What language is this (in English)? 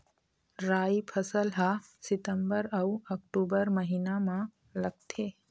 Chhattisgarhi